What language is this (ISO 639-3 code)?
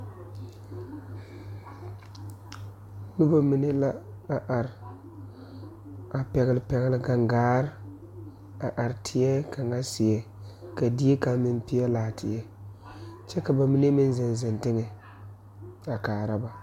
dga